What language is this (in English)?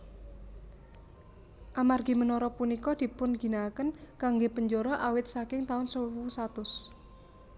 Javanese